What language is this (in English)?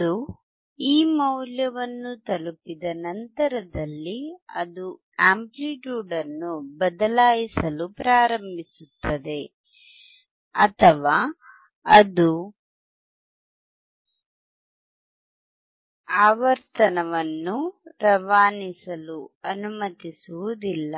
Kannada